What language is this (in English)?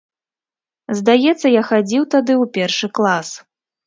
Belarusian